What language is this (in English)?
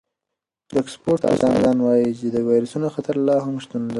Pashto